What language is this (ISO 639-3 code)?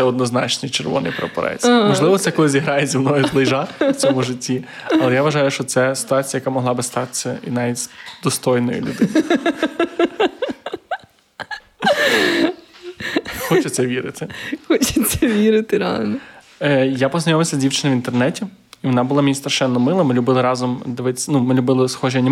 ukr